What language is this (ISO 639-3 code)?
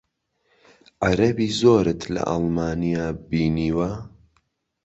ckb